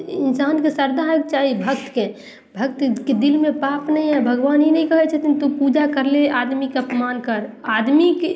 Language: Maithili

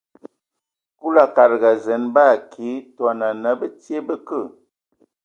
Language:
Ewondo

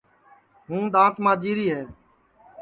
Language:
Sansi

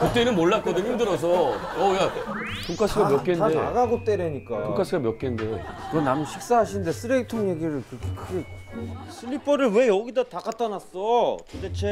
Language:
Korean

